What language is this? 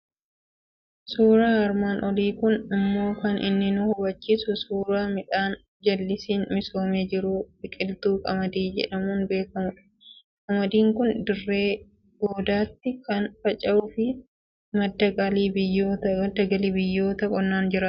Oromo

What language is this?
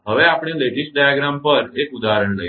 Gujarati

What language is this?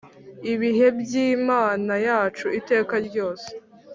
Kinyarwanda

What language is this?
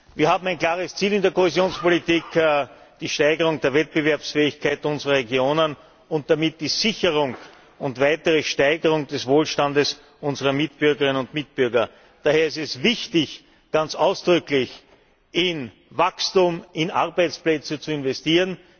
German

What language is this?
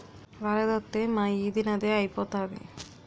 Telugu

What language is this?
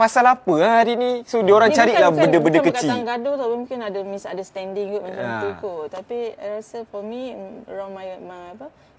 Malay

